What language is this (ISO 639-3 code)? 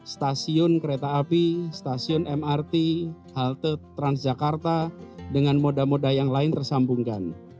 ind